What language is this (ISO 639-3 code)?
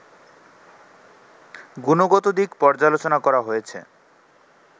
ben